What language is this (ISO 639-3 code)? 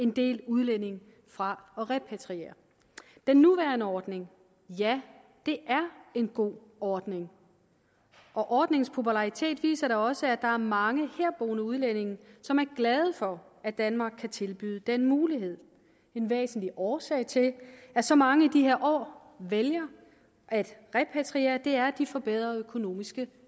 dan